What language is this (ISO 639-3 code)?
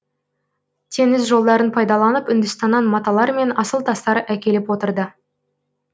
kaz